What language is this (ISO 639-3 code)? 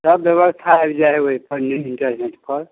mai